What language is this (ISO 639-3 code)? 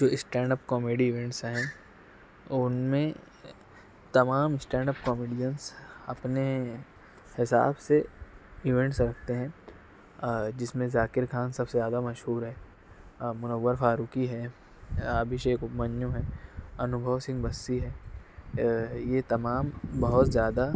urd